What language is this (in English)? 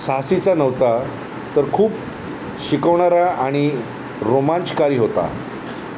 Marathi